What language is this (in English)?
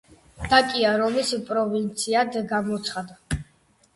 Georgian